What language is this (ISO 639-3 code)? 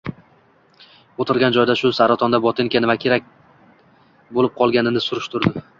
uzb